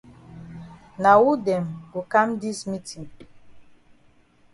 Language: Cameroon Pidgin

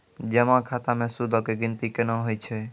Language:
Maithili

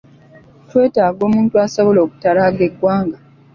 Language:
Ganda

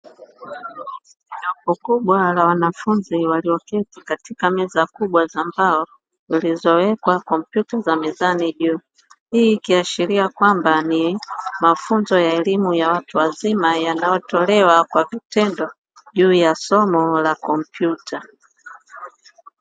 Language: Swahili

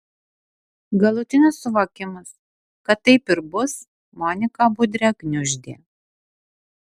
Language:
Lithuanian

